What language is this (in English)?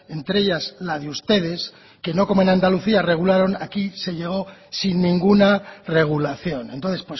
Spanish